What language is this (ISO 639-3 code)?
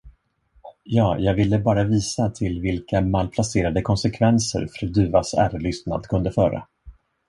swe